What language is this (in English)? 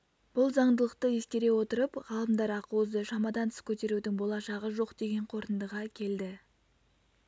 Kazakh